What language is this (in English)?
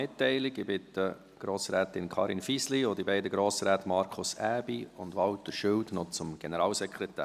Swiss German